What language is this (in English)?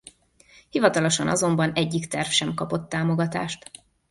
Hungarian